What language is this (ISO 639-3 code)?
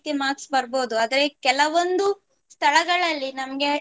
kan